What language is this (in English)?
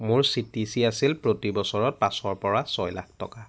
Assamese